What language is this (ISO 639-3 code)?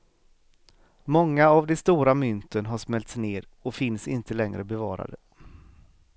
swe